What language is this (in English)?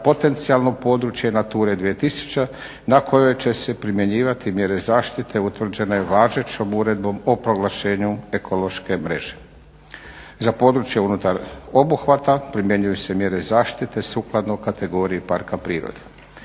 Croatian